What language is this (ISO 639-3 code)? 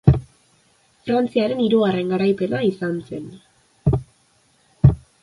eus